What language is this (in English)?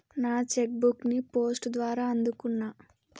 Telugu